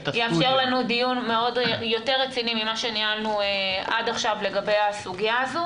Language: Hebrew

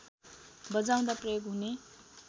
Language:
Nepali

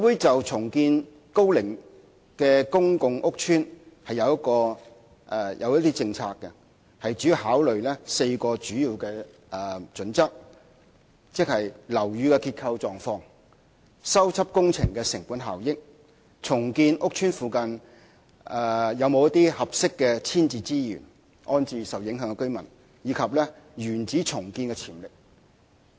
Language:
Cantonese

